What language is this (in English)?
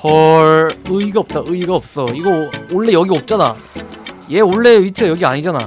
Korean